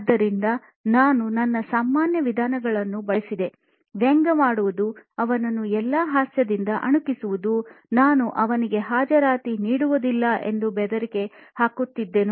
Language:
Kannada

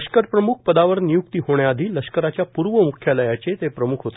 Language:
Marathi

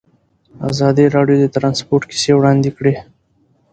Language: Pashto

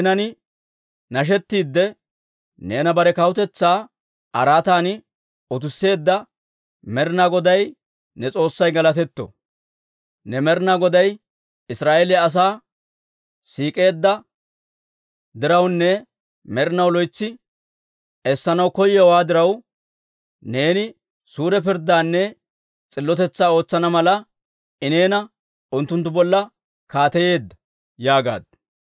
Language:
Dawro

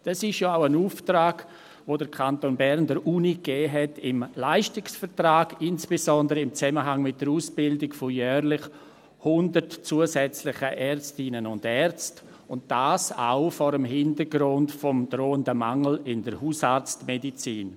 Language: Swiss German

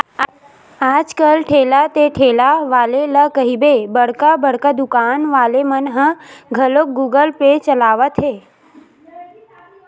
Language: Chhattisgarhi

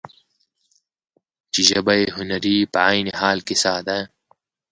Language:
Pashto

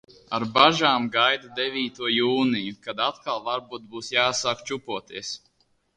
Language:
Latvian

